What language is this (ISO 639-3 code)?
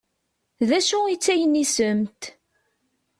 kab